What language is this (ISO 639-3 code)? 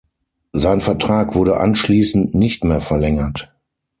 deu